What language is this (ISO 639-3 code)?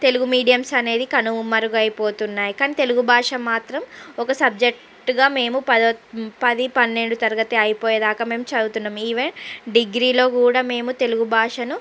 tel